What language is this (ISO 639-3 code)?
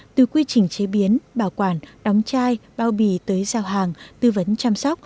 vie